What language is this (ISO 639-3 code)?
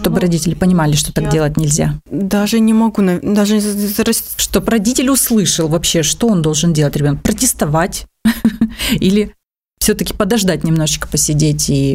rus